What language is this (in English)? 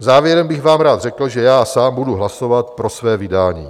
Czech